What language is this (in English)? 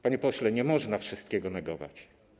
Polish